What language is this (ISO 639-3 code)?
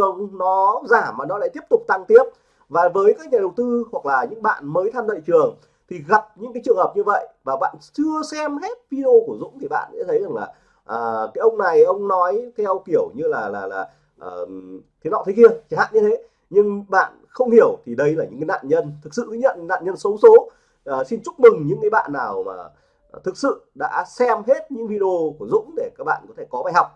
vie